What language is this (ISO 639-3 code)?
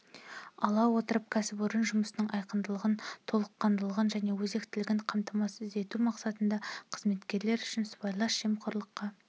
kaz